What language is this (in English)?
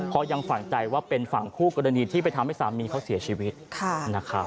Thai